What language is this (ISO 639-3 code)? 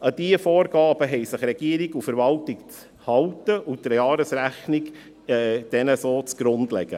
gsw